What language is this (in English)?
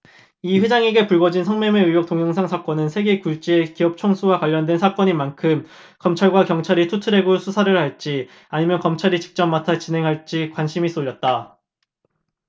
Korean